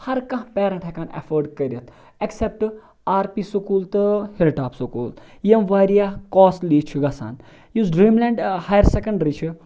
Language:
Kashmiri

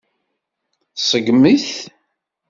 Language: Kabyle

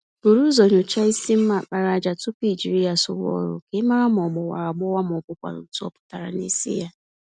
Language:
Igbo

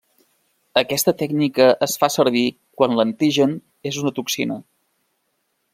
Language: Catalan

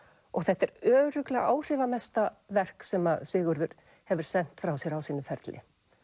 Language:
Icelandic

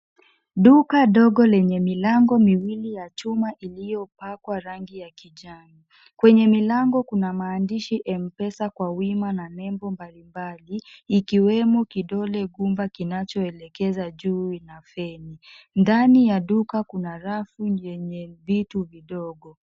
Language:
Swahili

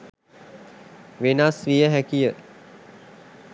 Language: Sinhala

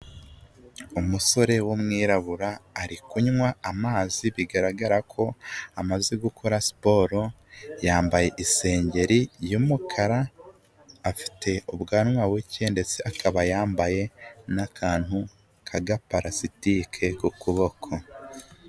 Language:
Kinyarwanda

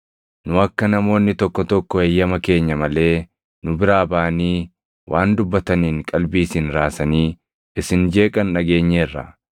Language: Oromo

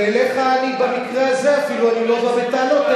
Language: Hebrew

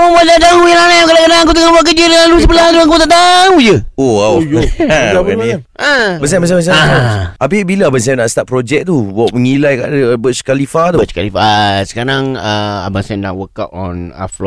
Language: Malay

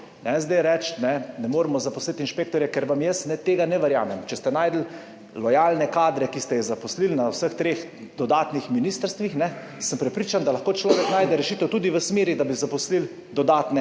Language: Slovenian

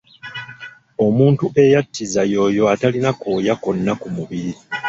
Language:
Ganda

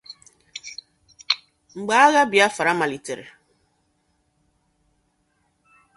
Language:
Igbo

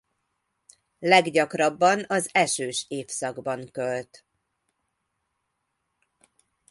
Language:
Hungarian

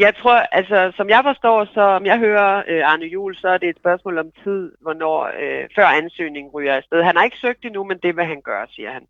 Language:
Danish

